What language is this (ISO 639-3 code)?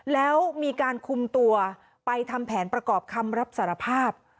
tha